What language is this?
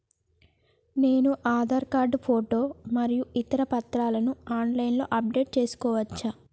Telugu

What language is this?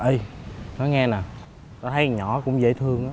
Vietnamese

